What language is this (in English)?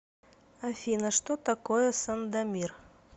Russian